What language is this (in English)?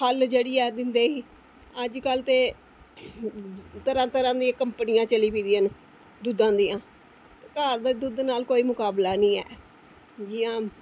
Dogri